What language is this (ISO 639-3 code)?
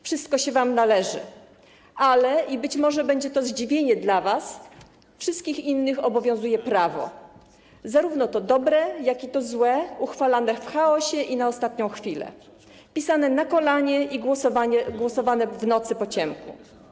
pol